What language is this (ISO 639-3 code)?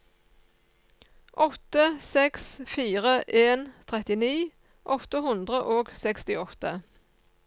nor